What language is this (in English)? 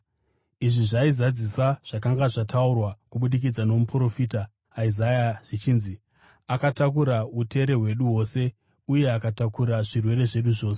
Shona